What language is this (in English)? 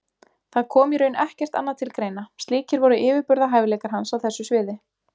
Icelandic